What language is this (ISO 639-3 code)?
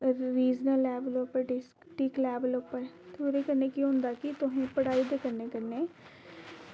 doi